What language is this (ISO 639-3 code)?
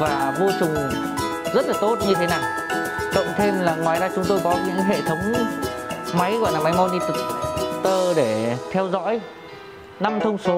vie